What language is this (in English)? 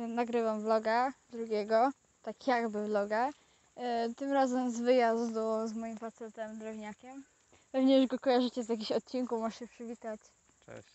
Polish